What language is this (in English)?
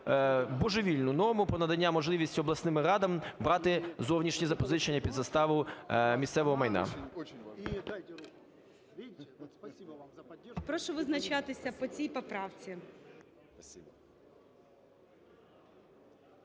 Ukrainian